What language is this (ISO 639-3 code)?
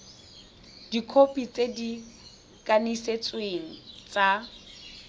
tsn